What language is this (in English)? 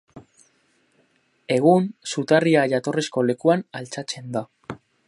Basque